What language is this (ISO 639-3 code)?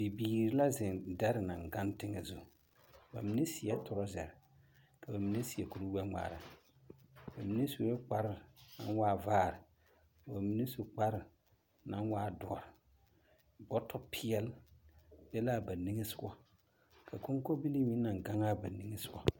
dga